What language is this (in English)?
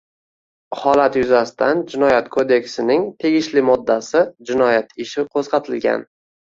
Uzbek